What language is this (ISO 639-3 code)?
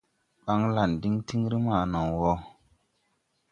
tui